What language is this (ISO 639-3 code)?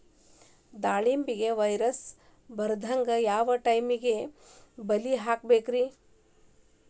kan